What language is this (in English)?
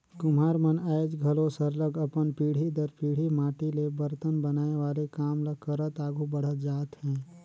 Chhattisgarhi